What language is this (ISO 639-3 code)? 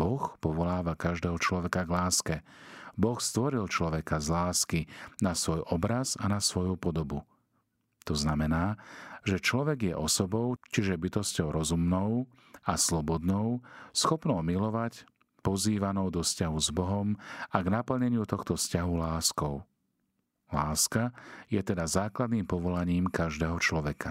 slk